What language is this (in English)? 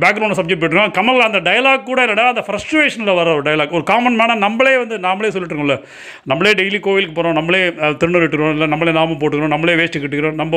Tamil